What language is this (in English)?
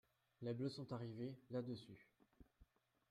French